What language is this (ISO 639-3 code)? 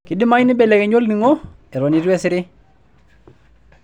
mas